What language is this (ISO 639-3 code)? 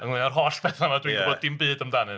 cym